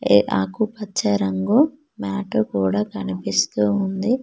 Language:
Telugu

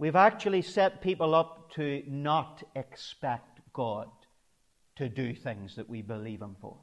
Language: English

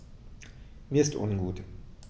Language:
German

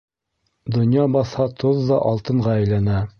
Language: Bashkir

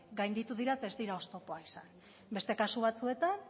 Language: Basque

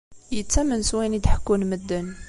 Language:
Kabyle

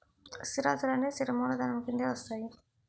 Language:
Telugu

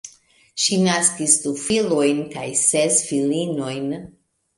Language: Esperanto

